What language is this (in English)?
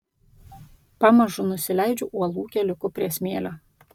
Lithuanian